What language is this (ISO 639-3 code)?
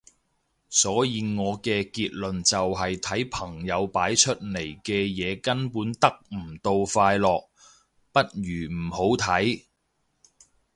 yue